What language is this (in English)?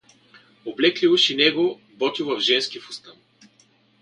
Bulgarian